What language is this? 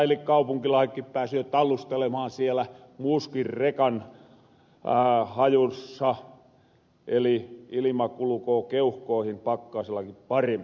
Finnish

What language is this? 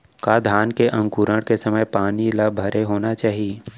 Chhattisgarhi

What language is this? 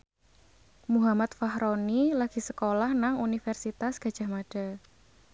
Javanese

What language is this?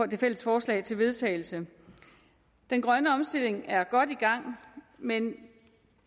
Danish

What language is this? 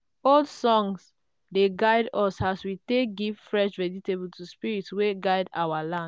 Nigerian Pidgin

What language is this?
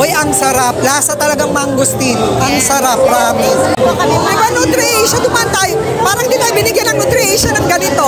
Filipino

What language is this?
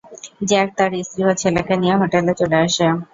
Bangla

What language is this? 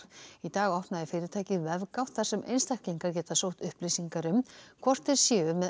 Icelandic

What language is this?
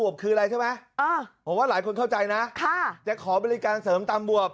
Thai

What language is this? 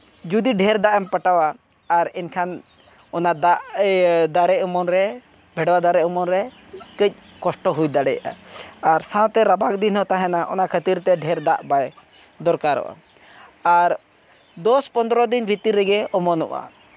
Santali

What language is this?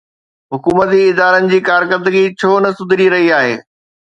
Sindhi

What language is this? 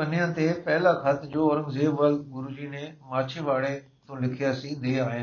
Punjabi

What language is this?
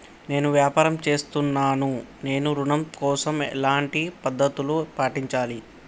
Telugu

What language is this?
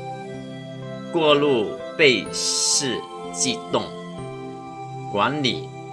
Chinese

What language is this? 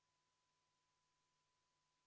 Estonian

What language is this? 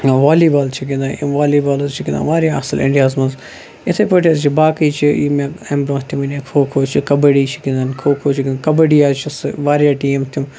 Kashmiri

